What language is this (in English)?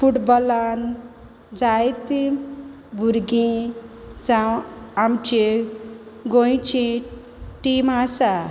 Konkani